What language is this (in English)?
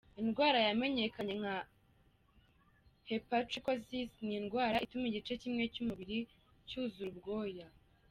Kinyarwanda